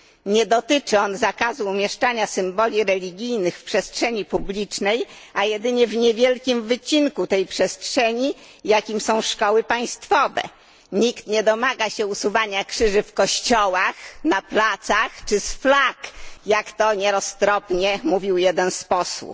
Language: Polish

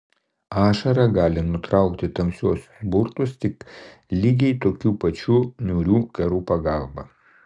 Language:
Lithuanian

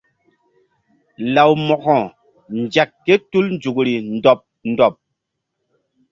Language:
Mbum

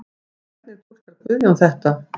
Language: Icelandic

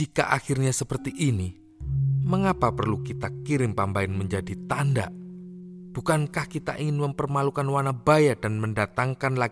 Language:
Indonesian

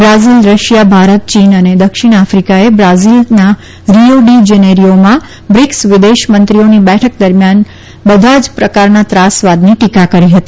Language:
Gujarati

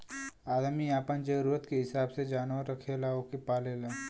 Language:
Bhojpuri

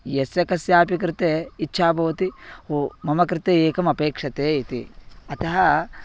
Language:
Sanskrit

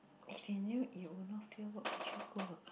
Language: English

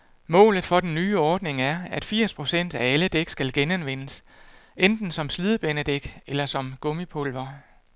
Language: Danish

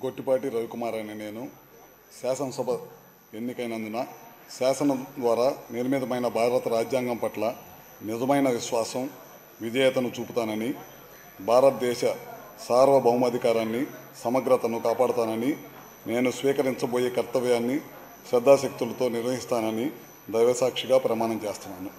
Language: Telugu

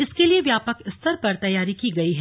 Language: Hindi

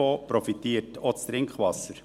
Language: Swiss German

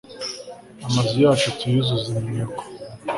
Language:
Kinyarwanda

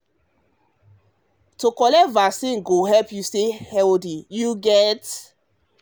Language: Nigerian Pidgin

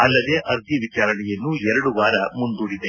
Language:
Kannada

